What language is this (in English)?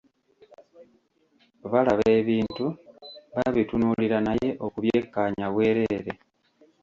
Ganda